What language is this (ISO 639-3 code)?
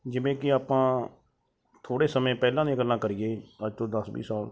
pan